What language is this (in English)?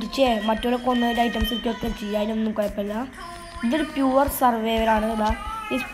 Turkish